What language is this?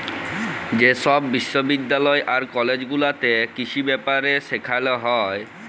Bangla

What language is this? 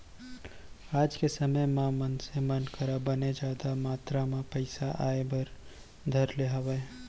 Chhattisgarhi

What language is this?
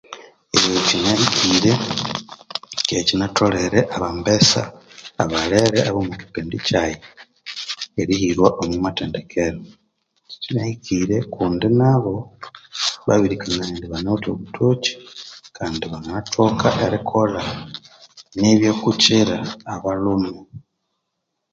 Konzo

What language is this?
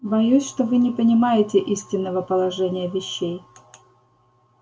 Russian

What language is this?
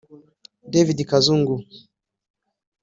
Kinyarwanda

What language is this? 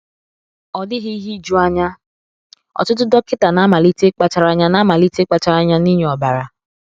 Igbo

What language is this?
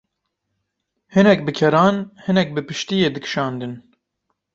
Kurdish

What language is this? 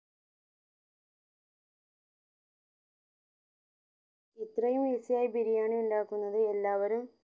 Malayalam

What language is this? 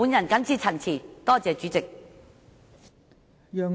Cantonese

